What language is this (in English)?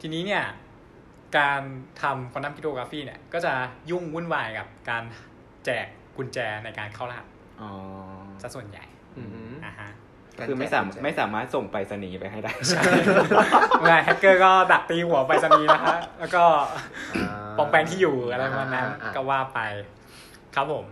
Thai